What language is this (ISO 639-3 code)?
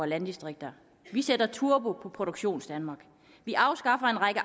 dan